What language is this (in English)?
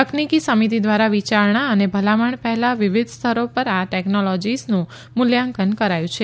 Gujarati